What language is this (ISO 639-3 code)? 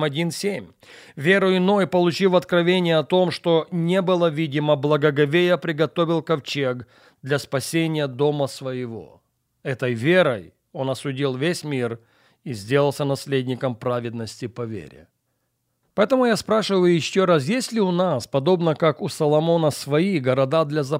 rus